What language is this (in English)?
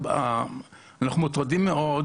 Hebrew